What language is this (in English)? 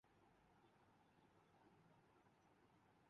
Urdu